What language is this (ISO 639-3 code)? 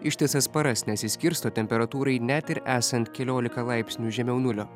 lit